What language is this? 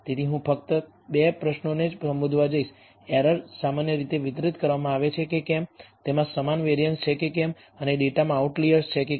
Gujarati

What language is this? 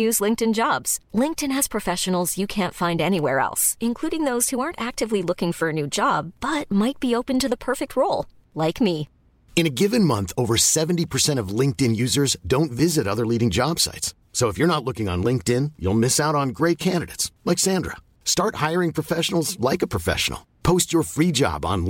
English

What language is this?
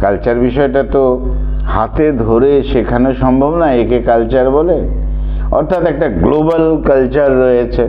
Bangla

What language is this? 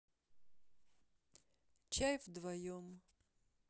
Russian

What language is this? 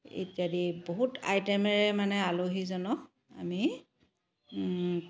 Assamese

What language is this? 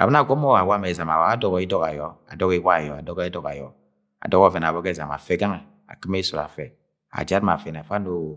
Agwagwune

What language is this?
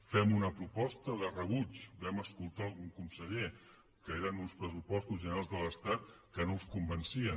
Catalan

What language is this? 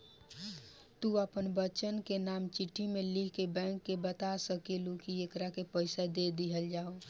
Bhojpuri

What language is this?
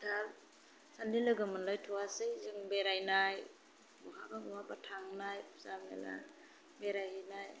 Bodo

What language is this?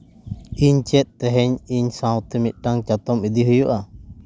Santali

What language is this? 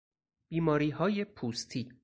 Persian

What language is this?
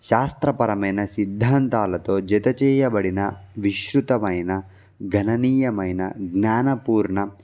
Telugu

